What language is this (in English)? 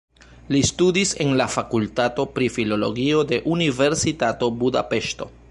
Esperanto